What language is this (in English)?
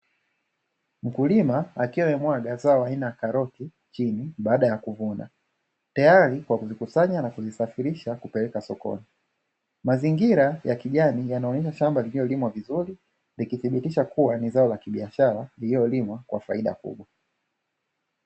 Swahili